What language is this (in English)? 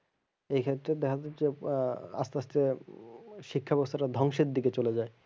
Bangla